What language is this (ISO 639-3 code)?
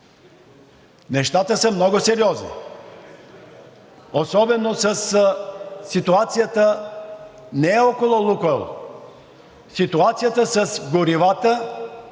bul